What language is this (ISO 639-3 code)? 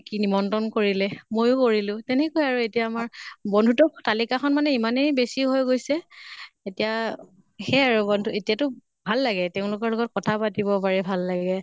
asm